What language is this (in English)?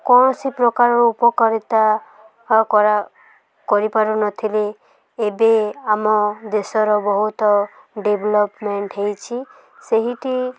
Odia